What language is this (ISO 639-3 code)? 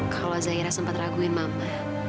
ind